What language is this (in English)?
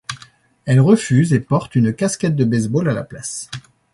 French